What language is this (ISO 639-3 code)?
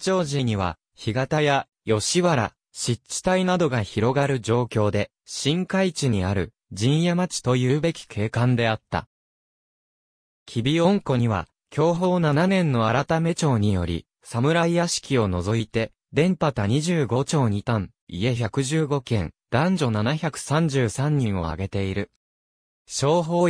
jpn